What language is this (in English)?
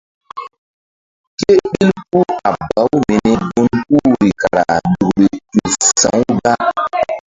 Mbum